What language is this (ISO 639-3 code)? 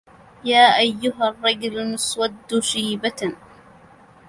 ara